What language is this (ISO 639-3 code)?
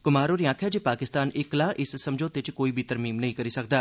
doi